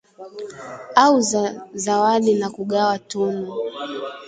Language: Swahili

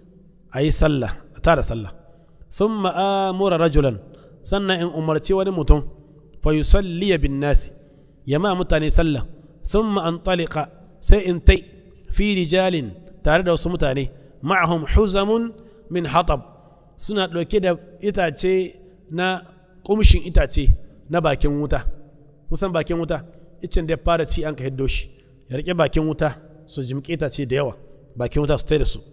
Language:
Arabic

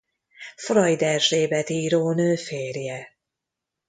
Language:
Hungarian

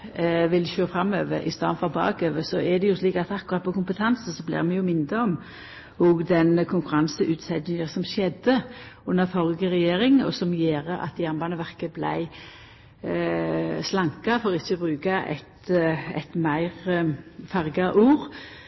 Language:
Norwegian Nynorsk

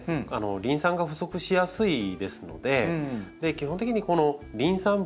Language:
Japanese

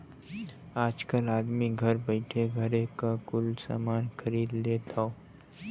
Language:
Bhojpuri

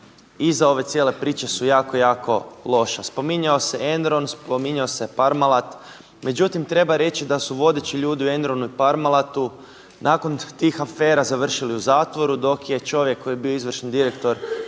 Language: Croatian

